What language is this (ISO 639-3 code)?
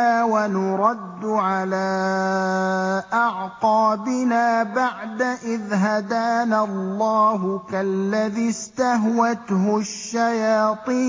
ara